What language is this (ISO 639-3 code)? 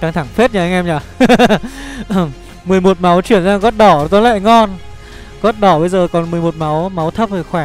vie